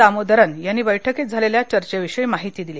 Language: Marathi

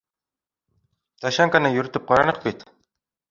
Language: Bashkir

